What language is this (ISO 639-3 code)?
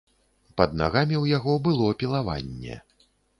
bel